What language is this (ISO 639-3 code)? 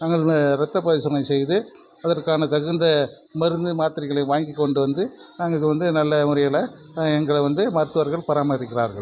tam